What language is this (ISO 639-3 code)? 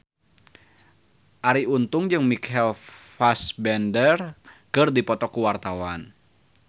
sun